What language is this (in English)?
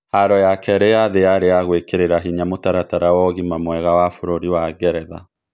Kikuyu